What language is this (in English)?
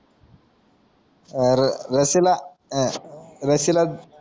Marathi